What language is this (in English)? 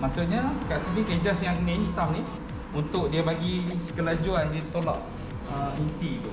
Malay